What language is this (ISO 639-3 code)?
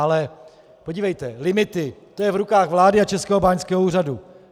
ces